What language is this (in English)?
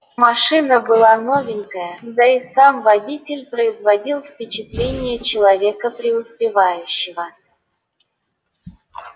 Russian